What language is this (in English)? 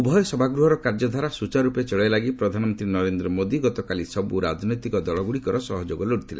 Odia